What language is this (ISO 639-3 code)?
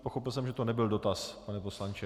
ces